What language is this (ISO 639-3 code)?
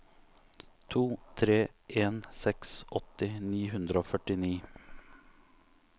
nor